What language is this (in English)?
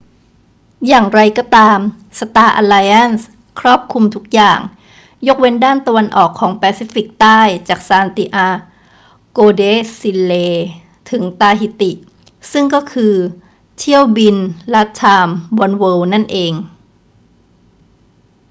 Thai